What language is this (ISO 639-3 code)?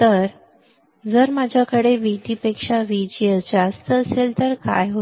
mar